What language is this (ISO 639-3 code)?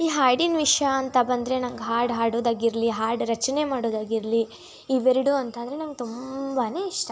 kan